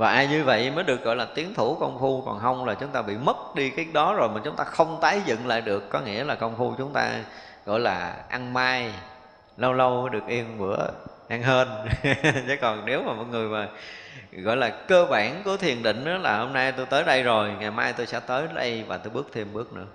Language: Vietnamese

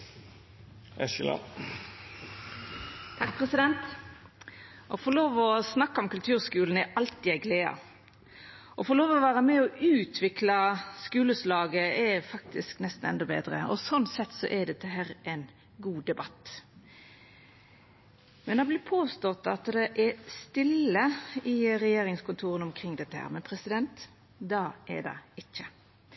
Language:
Norwegian Nynorsk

